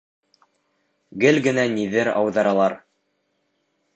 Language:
Bashkir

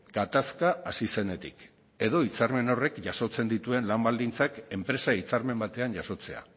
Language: Basque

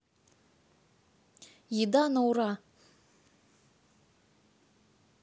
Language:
Russian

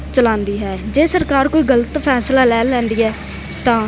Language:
Punjabi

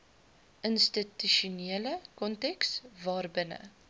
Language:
Afrikaans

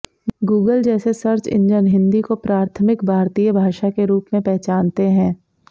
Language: Hindi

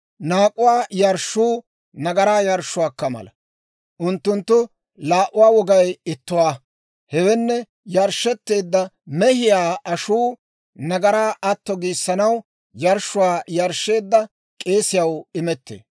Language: Dawro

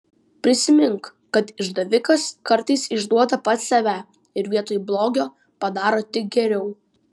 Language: Lithuanian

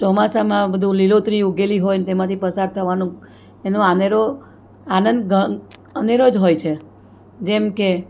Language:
Gujarati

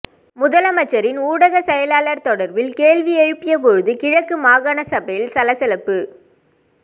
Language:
Tamil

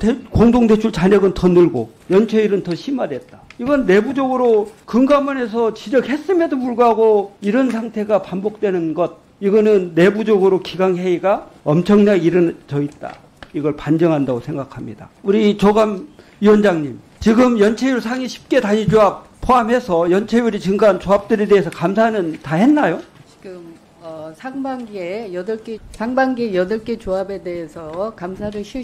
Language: Korean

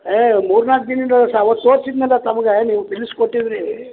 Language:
Kannada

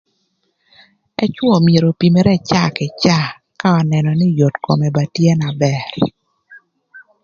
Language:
Thur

